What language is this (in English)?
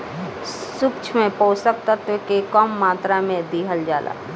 Bhojpuri